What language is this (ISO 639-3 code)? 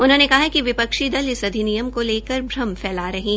hin